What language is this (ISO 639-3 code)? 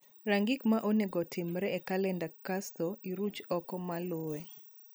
luo